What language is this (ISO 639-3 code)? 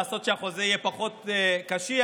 heb